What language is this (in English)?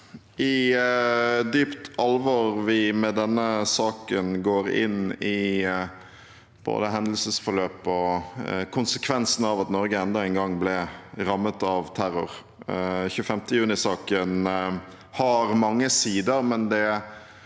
Norwegian